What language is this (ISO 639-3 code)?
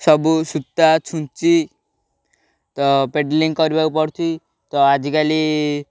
ori